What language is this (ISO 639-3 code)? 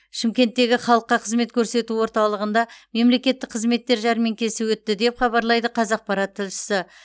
kaz